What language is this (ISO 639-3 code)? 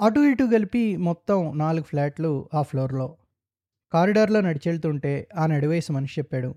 tel